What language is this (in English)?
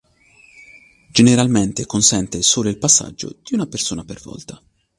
Italian